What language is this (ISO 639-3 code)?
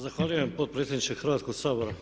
hrv